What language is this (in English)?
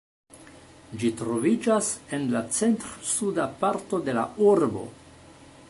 Esperanto